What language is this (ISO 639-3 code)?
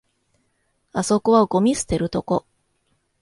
jpn